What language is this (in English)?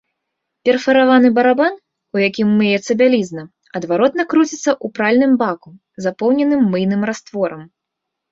Belarusian